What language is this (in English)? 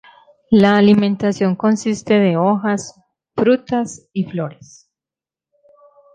Spanish